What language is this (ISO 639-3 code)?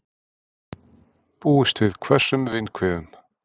isl